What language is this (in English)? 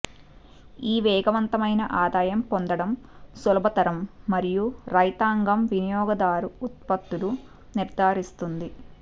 Telugu